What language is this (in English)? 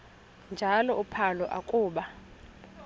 Xhosa